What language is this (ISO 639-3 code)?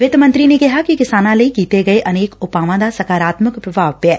pan